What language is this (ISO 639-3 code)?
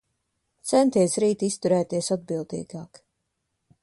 lav